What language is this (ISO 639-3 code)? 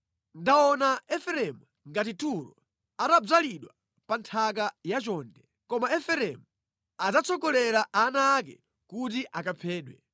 nya